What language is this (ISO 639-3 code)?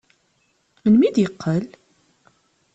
kab